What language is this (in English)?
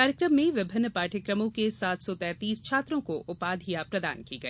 Hindi